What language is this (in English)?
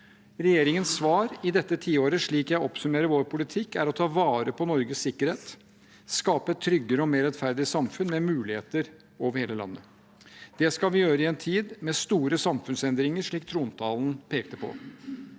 Norwegian